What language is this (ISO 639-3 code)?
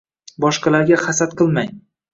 uzb